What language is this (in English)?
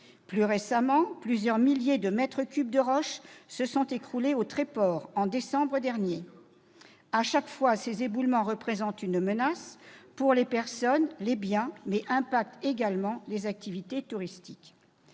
French